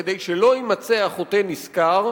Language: Hebrew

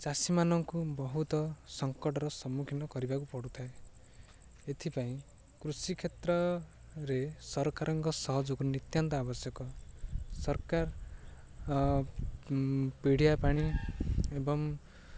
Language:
Odia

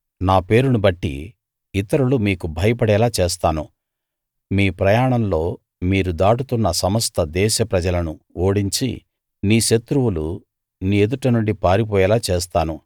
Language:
Telugu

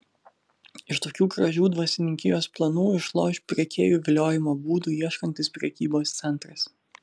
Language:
Lithuanian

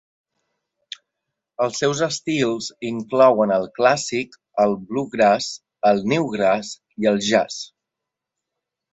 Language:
Catalan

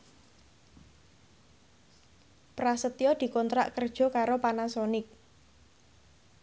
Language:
Javanese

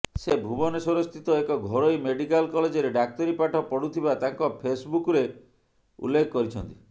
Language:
Odia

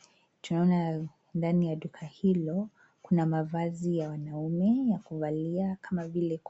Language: Swahili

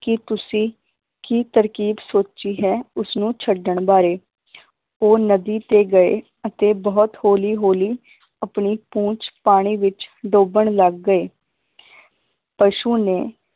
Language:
Punjabi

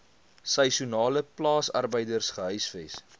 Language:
Afrikaans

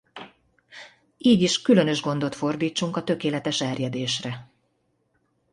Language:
Hungarian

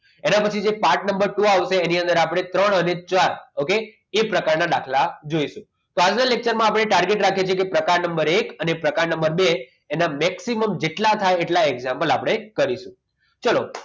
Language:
Gujarati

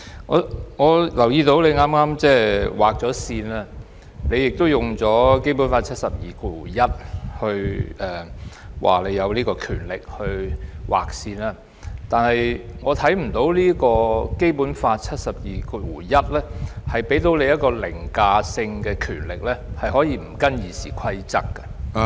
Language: Cantonese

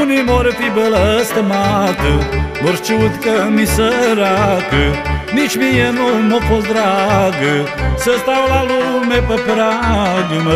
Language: Romanian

